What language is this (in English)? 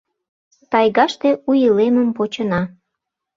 Mari